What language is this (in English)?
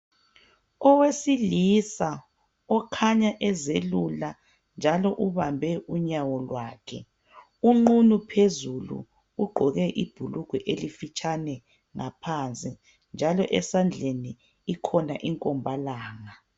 North Ndebele